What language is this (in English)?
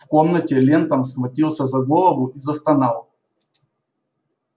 Russian